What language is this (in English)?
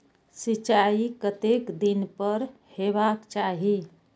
Maithili